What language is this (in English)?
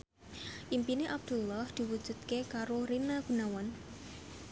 Javanese